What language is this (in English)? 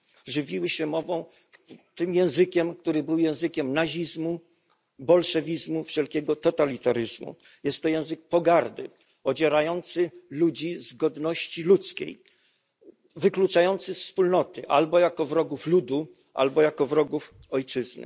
Polish